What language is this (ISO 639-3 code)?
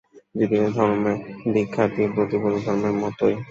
ben